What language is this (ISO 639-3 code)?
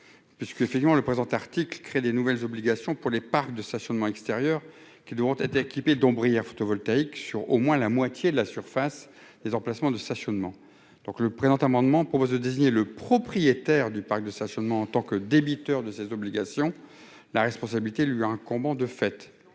fra